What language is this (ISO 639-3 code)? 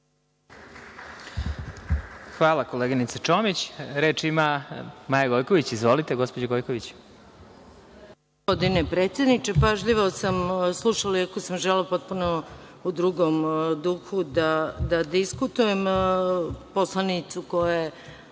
srp